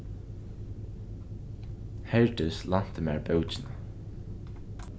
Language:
Faroese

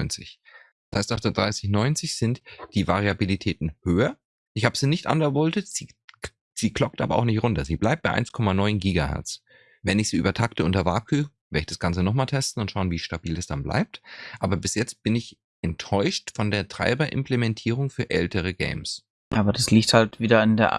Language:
German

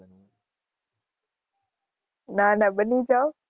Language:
Gujarati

